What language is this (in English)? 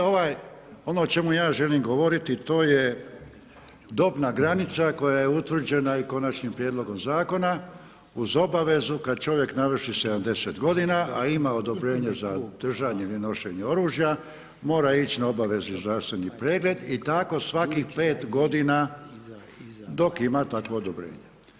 Croatian